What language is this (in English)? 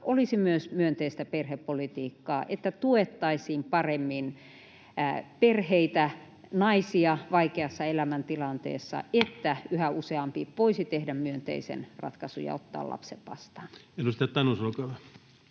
Finnish